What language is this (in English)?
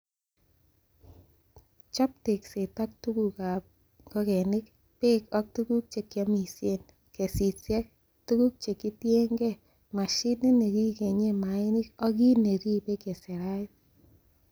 Kalenjin